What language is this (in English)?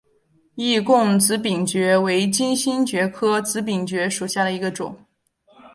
Chinese